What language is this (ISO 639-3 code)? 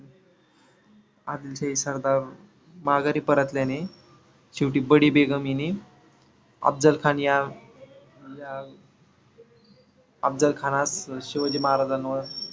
mar